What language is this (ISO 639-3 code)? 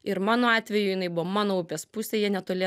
lit